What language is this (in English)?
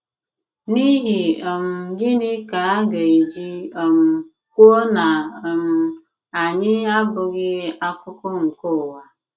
Igbo